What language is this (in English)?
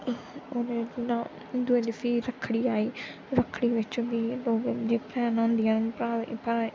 Dogri